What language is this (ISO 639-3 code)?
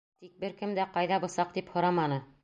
bak